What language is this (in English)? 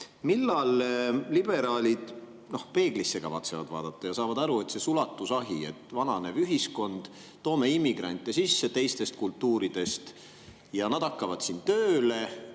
Estonian